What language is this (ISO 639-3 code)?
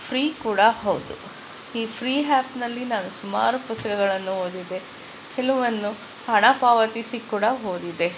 kan